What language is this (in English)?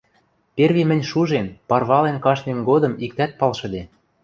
Western Mari